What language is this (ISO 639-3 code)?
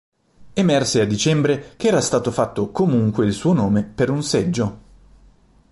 ita